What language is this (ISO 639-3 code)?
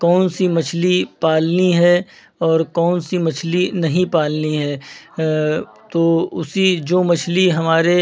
hin